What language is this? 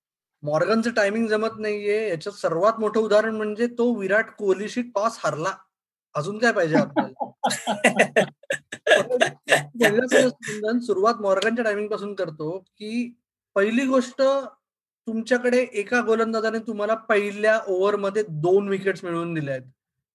Marathi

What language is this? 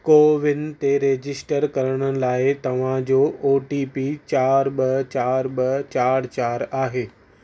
Sindhi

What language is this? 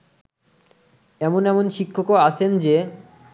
Bangla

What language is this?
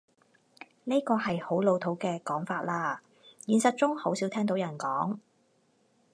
Cantonese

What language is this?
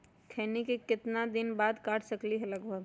Magahi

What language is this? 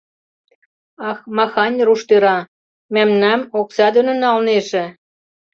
Mari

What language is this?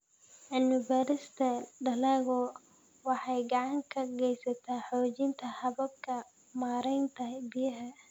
Somali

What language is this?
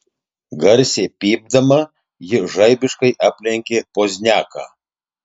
Lithuanian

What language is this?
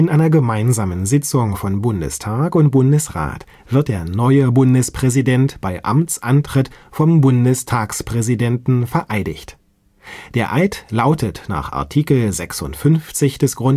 German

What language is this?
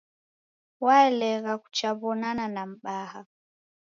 Taita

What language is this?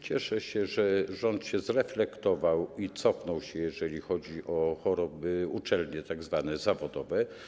Polish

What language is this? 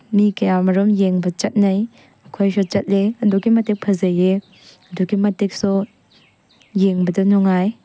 Manipuri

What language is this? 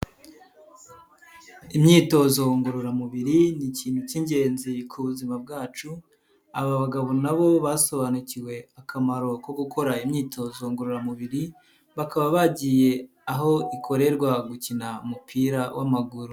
Kinyarwanda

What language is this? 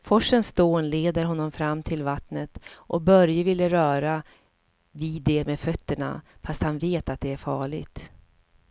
Swedish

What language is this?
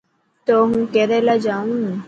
Dhatki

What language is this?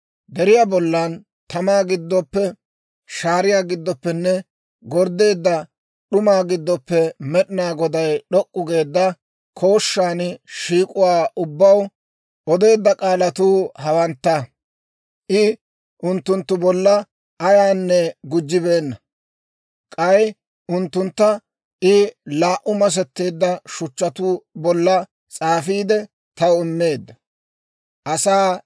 Dawro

